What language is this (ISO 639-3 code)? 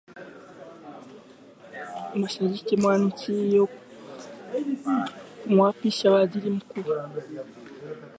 swa